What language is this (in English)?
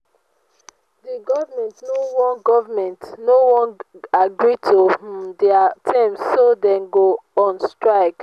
Nigerian Pidgin